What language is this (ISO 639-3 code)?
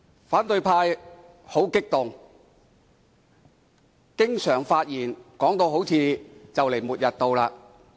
yue